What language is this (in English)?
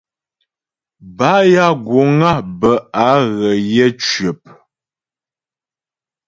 Ghomala